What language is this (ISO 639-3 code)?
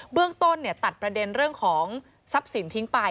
tha